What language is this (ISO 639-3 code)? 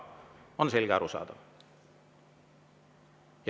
est